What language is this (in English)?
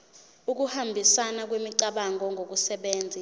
Zulu